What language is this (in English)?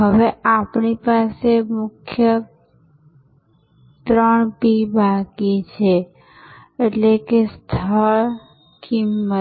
Gujarati